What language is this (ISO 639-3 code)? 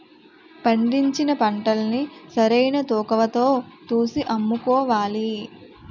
tel